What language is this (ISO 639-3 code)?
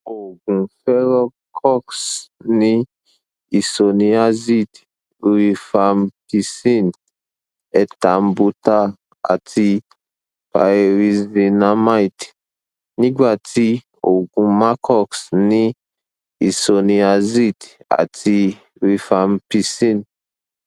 yor